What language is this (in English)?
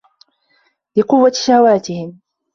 Arabic